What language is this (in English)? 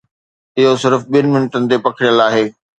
Sindhi